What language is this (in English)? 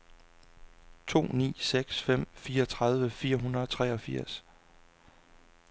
Danish